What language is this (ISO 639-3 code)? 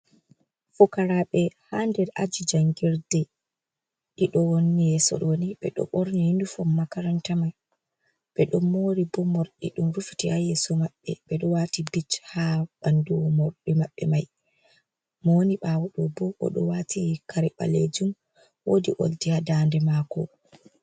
ful